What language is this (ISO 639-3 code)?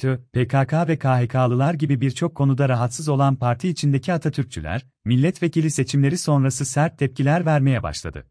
tur